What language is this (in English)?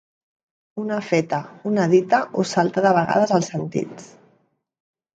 Catalan